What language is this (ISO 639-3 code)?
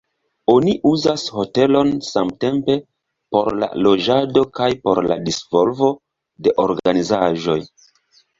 epo